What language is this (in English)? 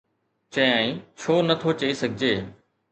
Sindhi